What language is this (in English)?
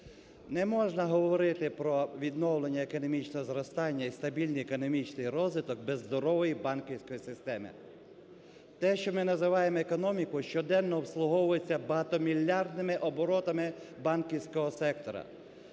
Ukrainian